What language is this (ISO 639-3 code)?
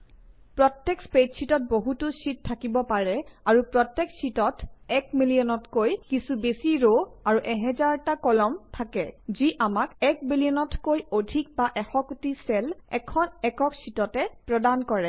asm